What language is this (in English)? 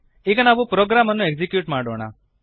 Kannada